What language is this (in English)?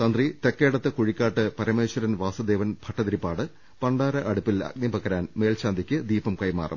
Malayalam